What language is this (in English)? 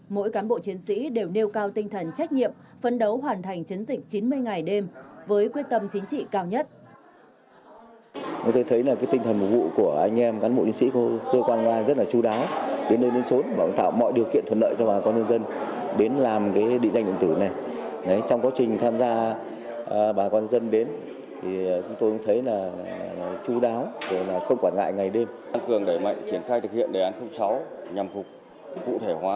Vietnamese